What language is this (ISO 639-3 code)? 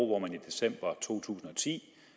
dan